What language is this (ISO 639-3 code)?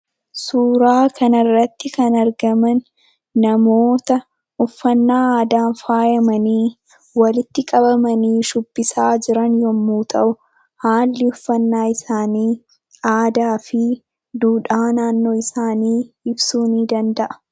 orm